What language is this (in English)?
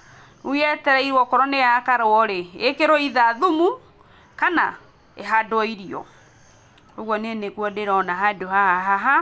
Kikuyu